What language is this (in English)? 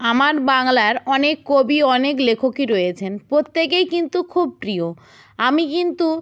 Bangla